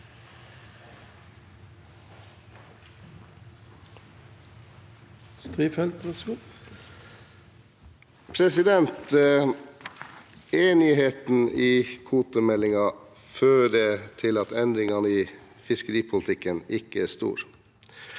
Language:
Norwegian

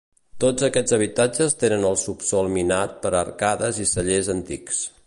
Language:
Catalan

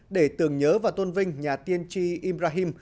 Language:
Vietnamese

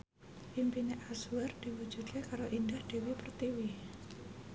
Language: Javanese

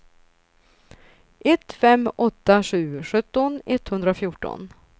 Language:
Swedish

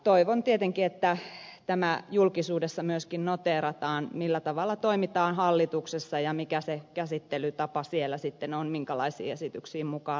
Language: Finnish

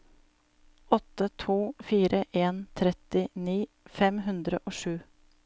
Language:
Norwegian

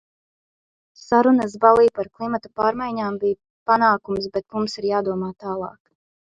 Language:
Latvian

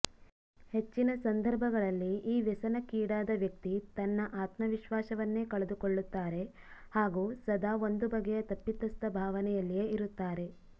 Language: Kannada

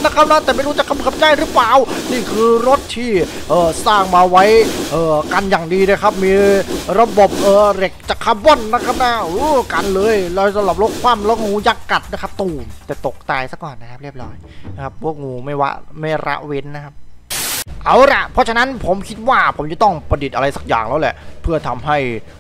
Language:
Thai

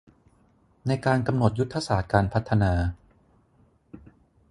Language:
Thai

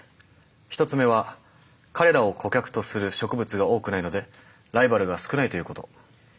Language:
Japanese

